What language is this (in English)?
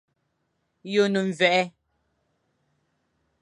Fang